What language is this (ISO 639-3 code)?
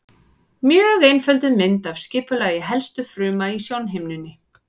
isl